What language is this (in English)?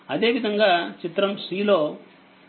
Telugu